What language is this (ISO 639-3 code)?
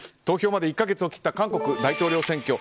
jpn